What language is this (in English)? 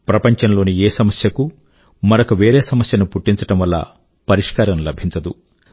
Telugu